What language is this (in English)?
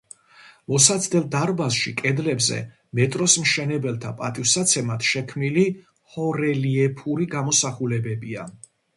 Georgian